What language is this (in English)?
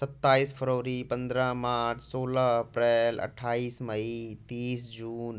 Hindi